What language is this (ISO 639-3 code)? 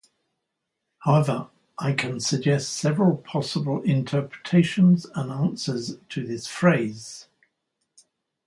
eng